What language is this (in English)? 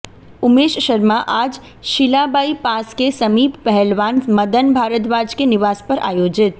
Hindi